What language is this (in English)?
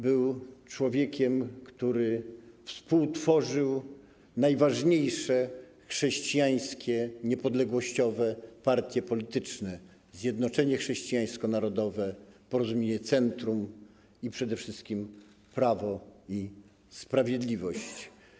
Polish